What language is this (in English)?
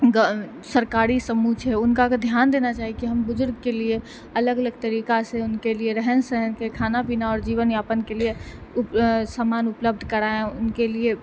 Maithili